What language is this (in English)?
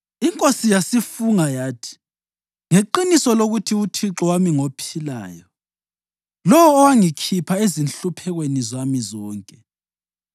North Ndebele